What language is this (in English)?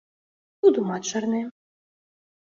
Mari